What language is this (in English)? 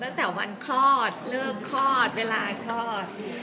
Thai